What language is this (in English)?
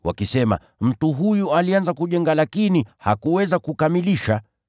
Swahili